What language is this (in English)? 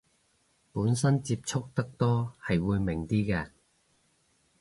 Cantonese